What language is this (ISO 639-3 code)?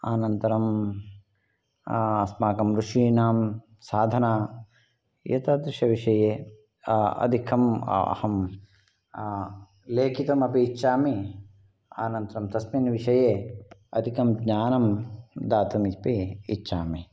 san